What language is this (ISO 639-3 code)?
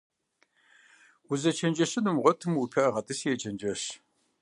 kbd